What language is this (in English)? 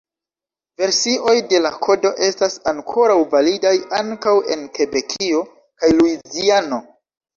Esperanto